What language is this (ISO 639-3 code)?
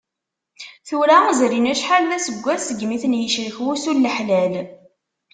kab